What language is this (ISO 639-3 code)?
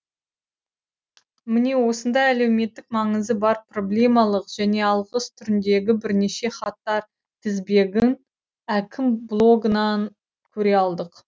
kaz